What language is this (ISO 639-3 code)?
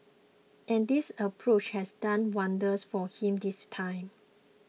eng